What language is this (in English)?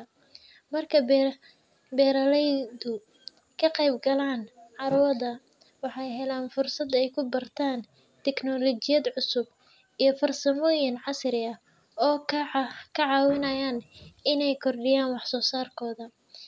Somali